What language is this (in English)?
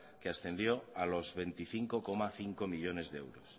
Spanish